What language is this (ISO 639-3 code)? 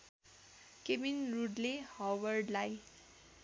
nep